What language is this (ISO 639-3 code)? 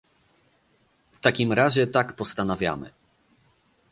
pol